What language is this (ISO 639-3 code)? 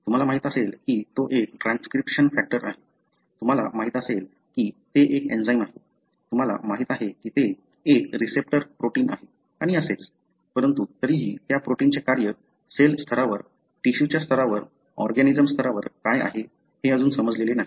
mar